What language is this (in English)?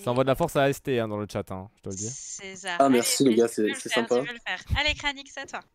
French